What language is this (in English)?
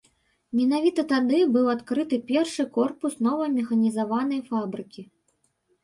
Belarusian